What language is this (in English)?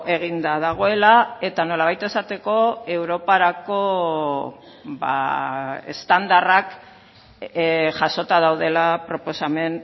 Basque